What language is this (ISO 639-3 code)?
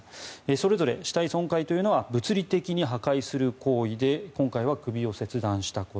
jpn